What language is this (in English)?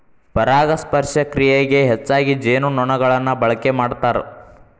Kannada